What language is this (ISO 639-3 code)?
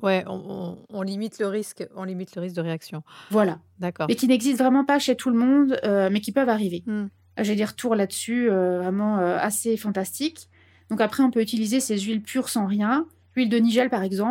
fra